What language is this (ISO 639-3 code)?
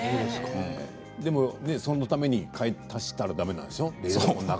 jpn